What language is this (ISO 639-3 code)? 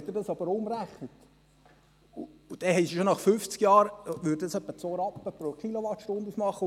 gsw